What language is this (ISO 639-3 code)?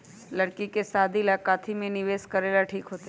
mag